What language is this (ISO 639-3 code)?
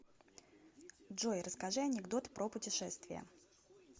rus